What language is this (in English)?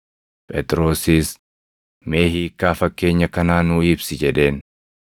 Oromo